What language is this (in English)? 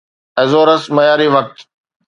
Sindhi